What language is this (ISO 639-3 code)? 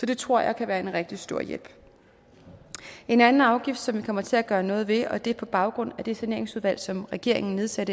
dan